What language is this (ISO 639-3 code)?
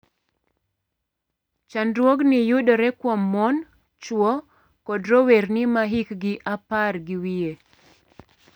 luo